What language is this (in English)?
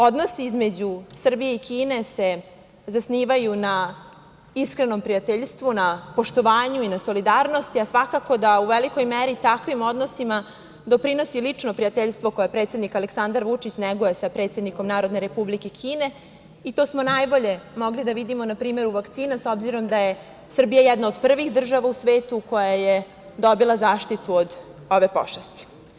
Serbian